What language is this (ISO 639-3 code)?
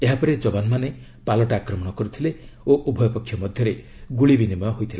ori